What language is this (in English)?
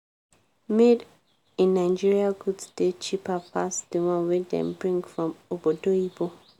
Nigerian Pidgin